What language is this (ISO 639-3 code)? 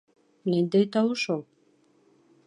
bak